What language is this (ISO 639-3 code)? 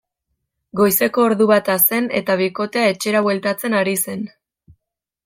eus